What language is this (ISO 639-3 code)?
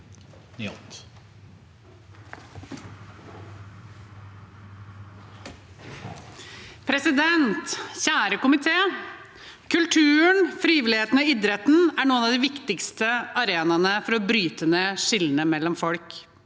nor